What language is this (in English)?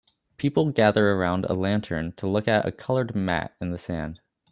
English